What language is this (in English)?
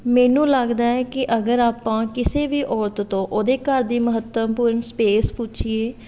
Punjabi